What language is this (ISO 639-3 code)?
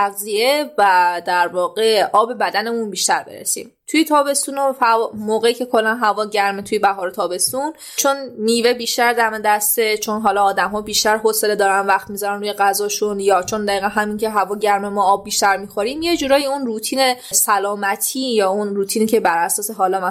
fas